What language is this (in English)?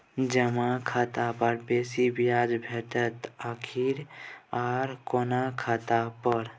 Maithili